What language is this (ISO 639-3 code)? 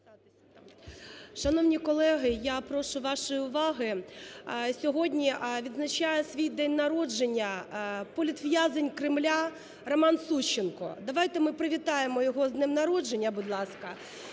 ukr